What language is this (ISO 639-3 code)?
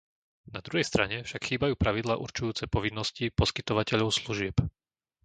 slk